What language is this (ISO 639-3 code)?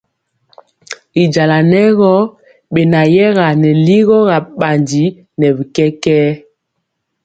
mcx